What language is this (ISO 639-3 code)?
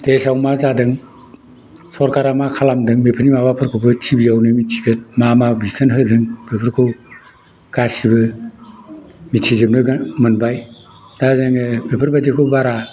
brx